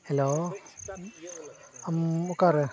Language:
Santali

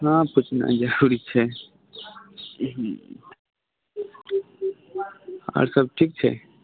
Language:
Maithili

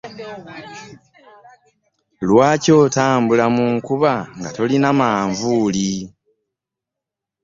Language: Ganda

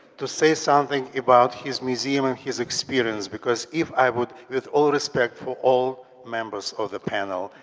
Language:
English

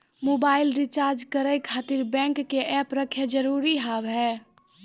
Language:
Maithili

